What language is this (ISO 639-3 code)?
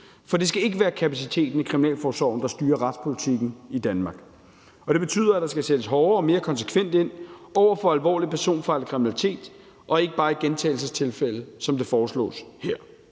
dan